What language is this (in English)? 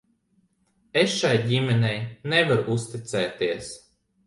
Latvian